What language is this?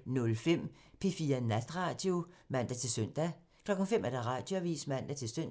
Danish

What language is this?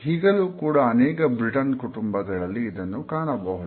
Kannada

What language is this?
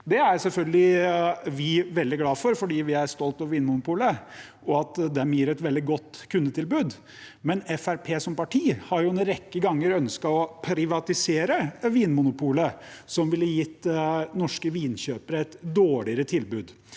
Norwegian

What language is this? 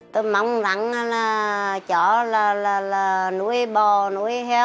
Vietnamese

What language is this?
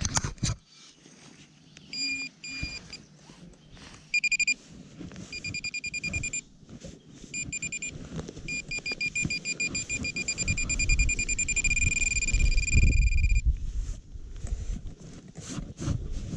Polish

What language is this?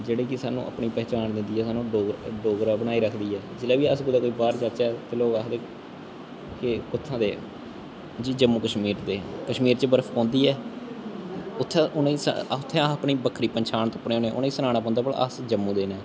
Dogri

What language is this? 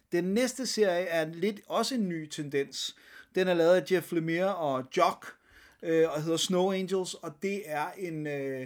Danish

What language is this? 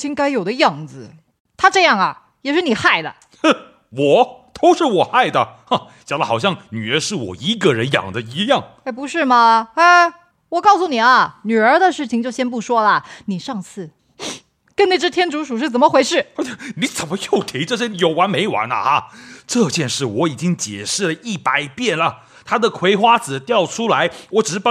Chinese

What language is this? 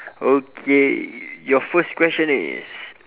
English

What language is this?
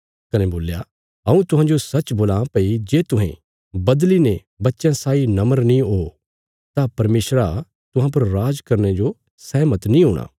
Bilaspuri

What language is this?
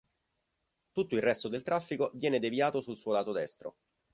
Italian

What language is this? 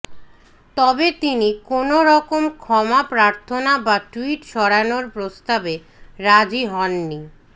Bangla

